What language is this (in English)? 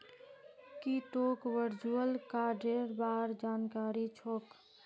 Magahi